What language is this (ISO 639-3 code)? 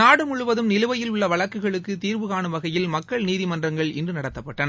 tam